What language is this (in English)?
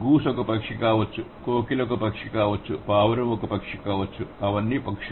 Telugu